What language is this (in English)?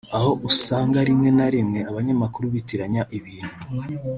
Kinyarwanda